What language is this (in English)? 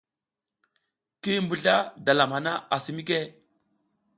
South Giziga